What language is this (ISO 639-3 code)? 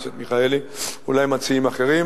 heb